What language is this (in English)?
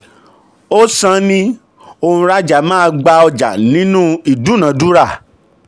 Yoruba